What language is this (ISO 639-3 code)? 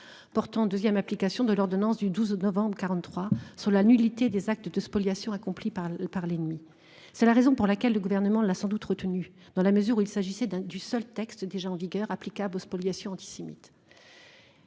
fra